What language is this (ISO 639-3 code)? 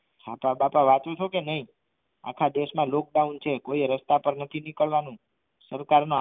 guj